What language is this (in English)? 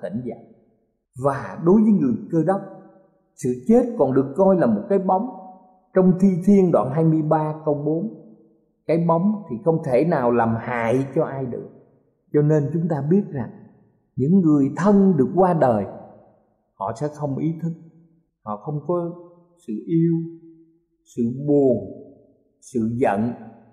Vietnamese